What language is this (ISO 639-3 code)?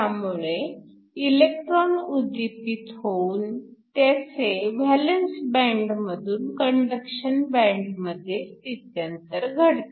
mar